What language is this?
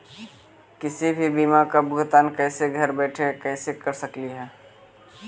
Magahi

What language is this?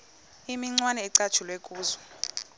Xhosa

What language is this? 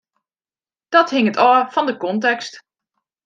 Western Frisian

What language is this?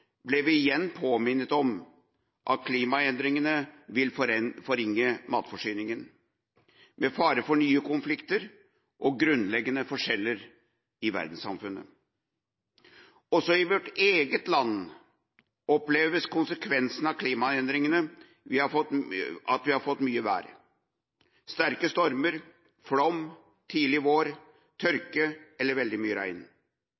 Norwegian Bokmål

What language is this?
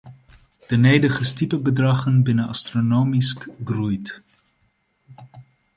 Western Frisian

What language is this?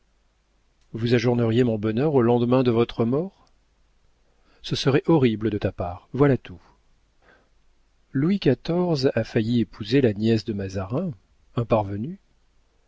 French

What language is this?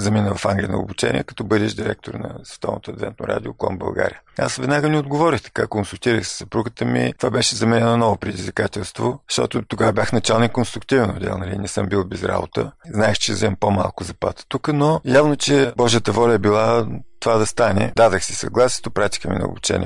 Bulgarian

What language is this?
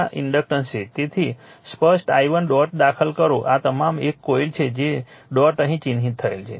Gujarati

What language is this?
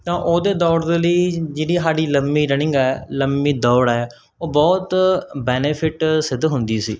Punjabi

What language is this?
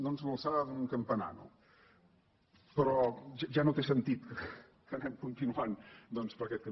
Catalan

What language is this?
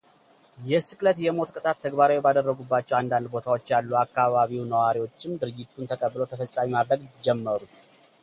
Amharic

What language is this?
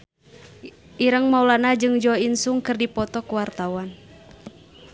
Sundanese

